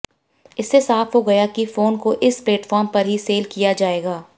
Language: Hindi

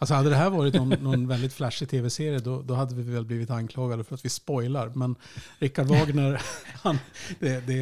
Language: Swedish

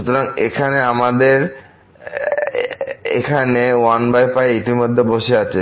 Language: Bangla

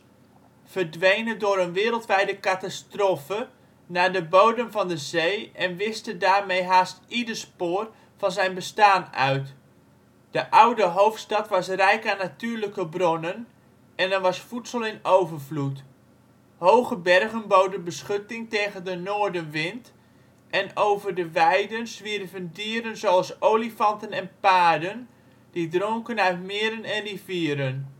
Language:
Dutch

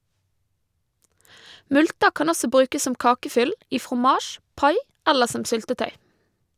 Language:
Norwegian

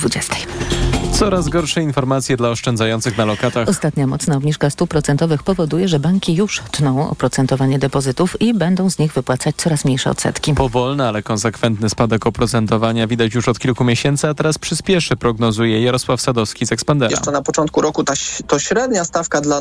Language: Polish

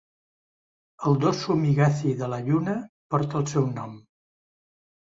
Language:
Catalan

